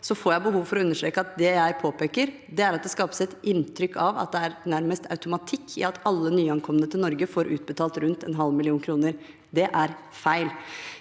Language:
Norwegian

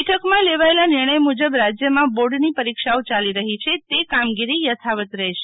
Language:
Gujarati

